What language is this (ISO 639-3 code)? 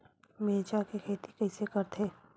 hne